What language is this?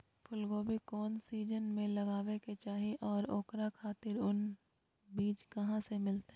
Magahi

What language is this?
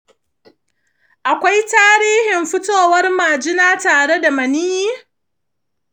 Hausa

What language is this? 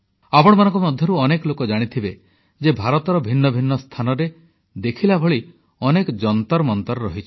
Odia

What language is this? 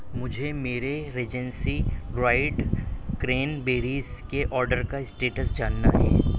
Urdu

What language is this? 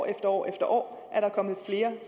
Danish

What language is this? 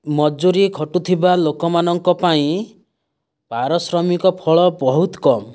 Odia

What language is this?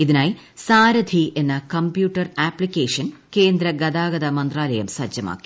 Malayalam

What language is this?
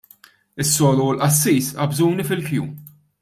Maltese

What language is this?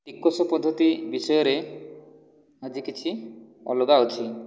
Odia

